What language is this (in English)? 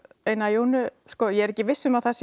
Icelandic